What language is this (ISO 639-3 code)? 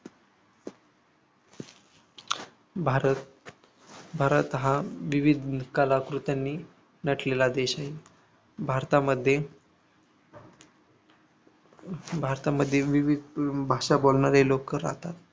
mar